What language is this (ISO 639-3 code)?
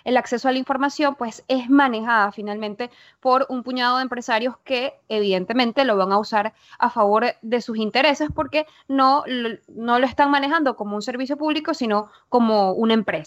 spa